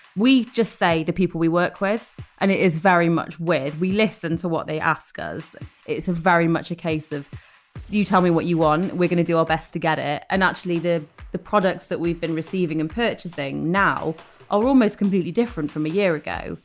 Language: English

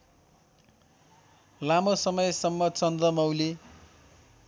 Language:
Nepali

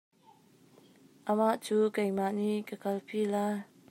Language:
Hakha Chin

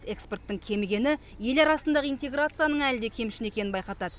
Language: Kazakh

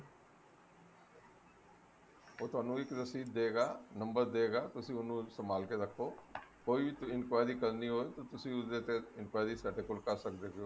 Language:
Punjabi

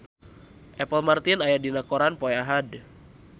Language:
Sundanese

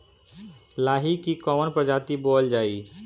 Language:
Bhojpuri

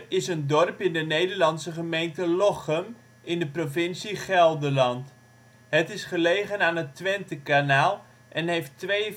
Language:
Dutch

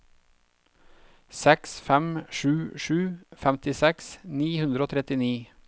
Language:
Norwegian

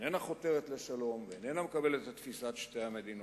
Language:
Hebrew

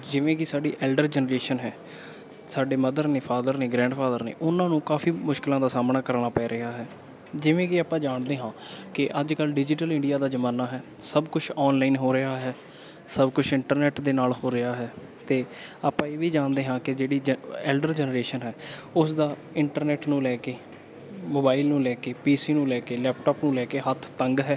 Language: Punjabi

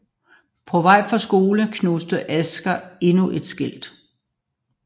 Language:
Danish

